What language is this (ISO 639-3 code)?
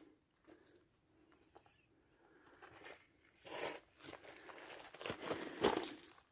por